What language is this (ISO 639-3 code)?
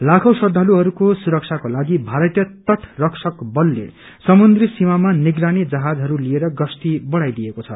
nep